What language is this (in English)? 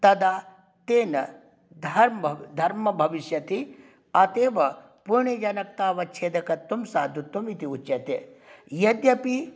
Sanskrit